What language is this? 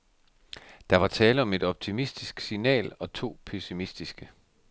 Danish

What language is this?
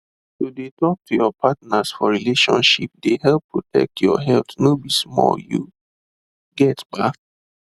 Nigerian Pidgin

